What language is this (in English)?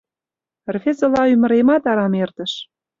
Mari